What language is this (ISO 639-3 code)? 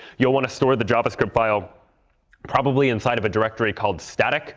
eng